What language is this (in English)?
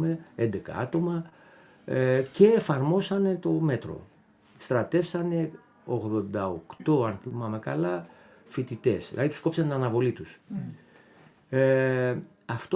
Greek